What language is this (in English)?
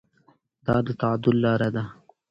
Pashto